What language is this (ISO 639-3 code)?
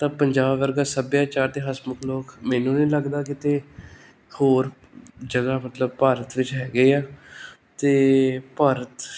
pan